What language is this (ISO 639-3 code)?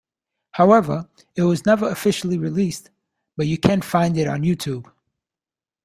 eng